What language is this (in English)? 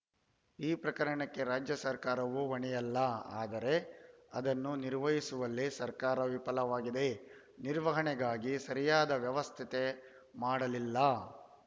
Kannada